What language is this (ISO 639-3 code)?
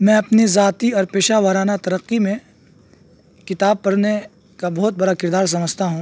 urd